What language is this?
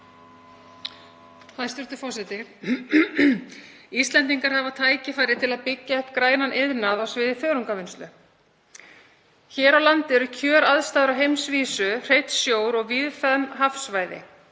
Icelandic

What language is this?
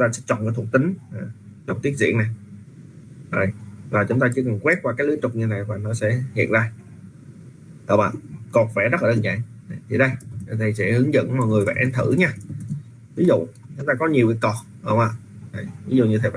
Vietnamese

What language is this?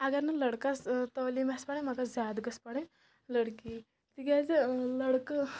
Kashmiri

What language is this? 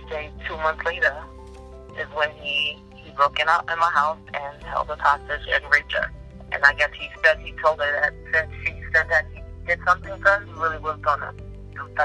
English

